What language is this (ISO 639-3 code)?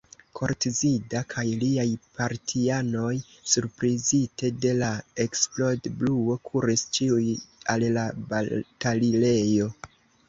epo